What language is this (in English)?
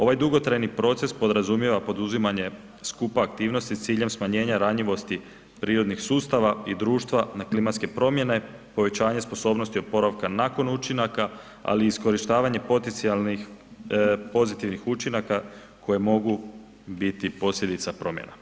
Croatian